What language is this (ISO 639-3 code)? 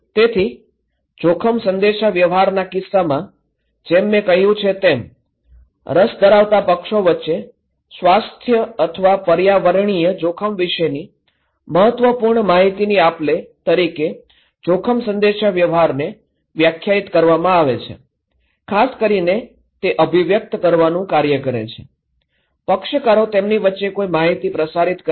guj